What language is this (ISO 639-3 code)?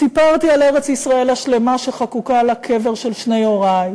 heb